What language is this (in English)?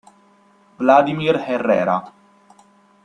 Italian